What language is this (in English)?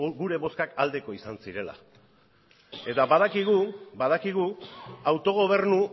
Basque